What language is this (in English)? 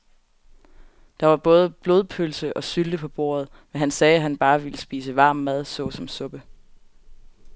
Danish